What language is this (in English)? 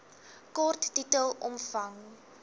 Afrikaans